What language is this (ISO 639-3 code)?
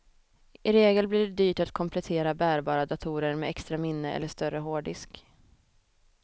swe